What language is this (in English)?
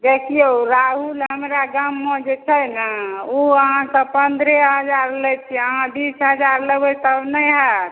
Maithili